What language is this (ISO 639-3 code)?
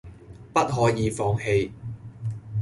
yue